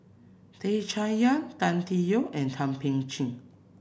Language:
English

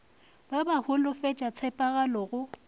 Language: Northern Sotho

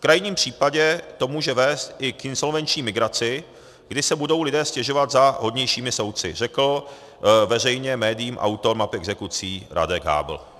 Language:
Czech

